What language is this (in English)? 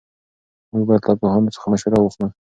Pashto